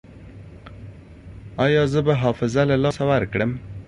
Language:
Pashto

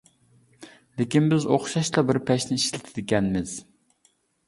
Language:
Uyghur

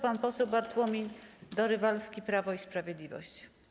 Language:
Polish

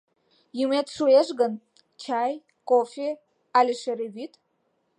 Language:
Mari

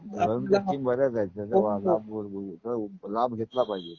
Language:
Marathi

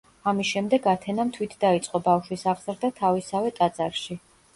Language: Georgian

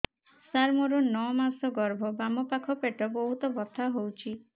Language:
Odia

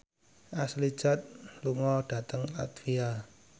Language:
Javanese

